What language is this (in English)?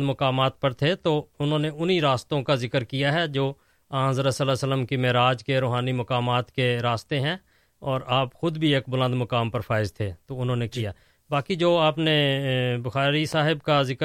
Urdu